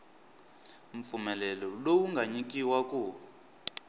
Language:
Tsonga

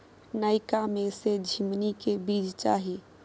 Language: Maithili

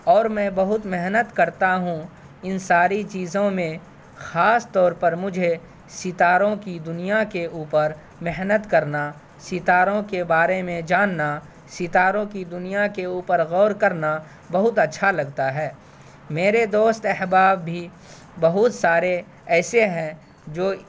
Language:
Urdu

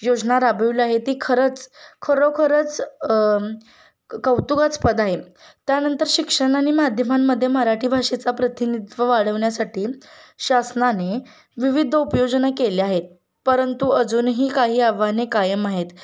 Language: Marathi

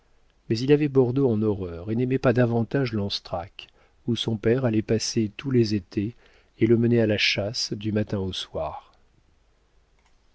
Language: French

